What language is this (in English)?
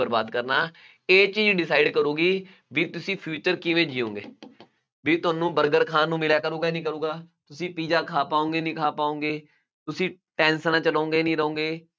Punjabi